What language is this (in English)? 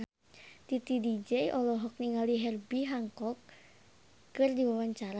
Sundanese